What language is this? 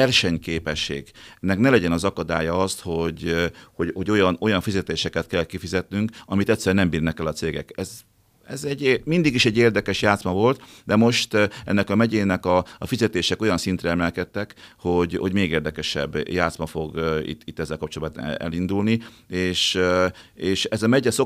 Hungarian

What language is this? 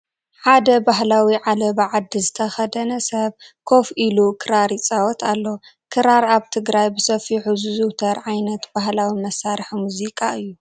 Tigrinya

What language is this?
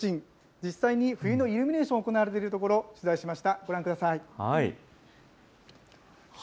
Japanese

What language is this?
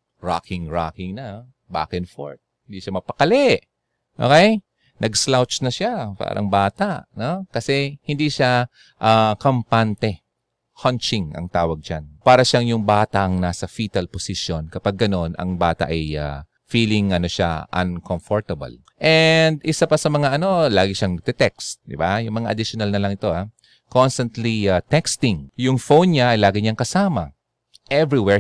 Filipino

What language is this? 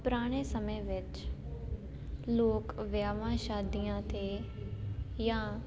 Punjabi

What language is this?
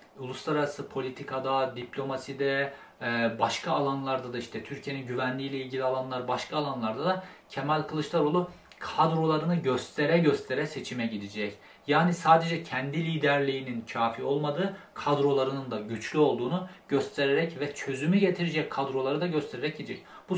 Turkish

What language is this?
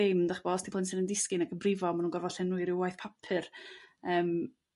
Welsh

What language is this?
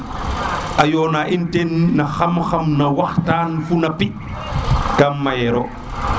Serer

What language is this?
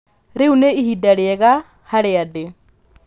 Kikuyu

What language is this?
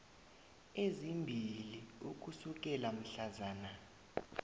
South Ndebele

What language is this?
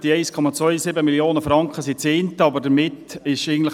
Swiss German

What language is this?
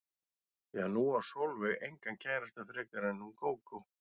Icelandic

